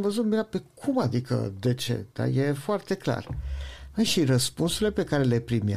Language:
Romanian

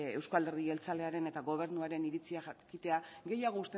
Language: Basque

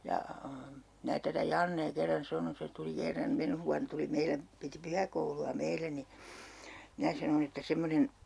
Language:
Finnish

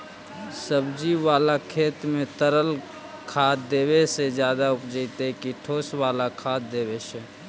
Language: Magahi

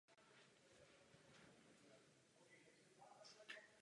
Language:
Czech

